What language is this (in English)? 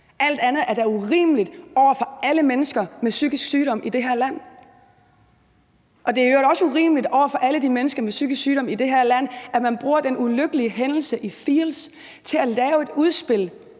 Danish